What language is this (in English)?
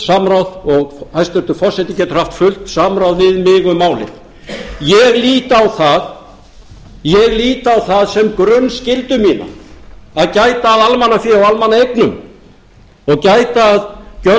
Icelandic